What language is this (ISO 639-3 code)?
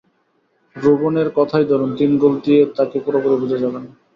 ben